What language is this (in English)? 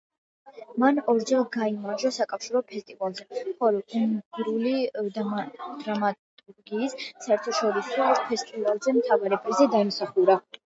Georgian